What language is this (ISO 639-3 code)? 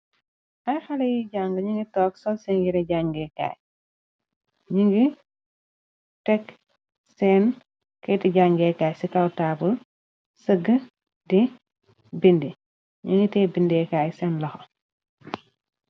wol